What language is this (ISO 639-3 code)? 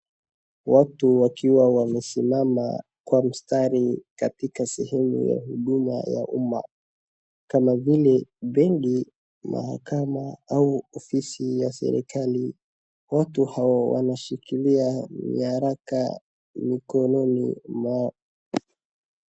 swa